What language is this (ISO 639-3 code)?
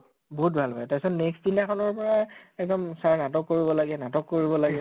asm